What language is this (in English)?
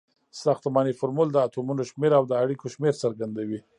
Pashto